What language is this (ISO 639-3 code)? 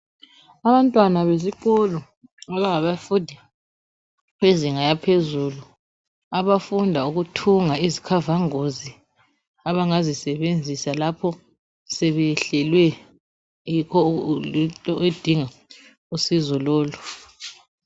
nde